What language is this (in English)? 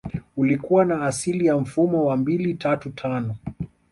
Swahili